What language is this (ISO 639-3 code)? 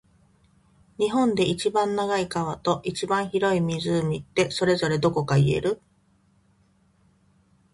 jpn